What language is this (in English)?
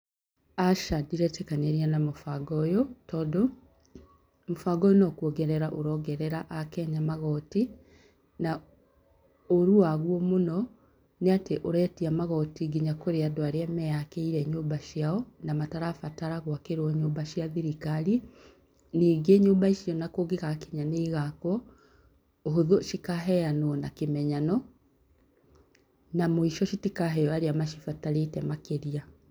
Kikuyu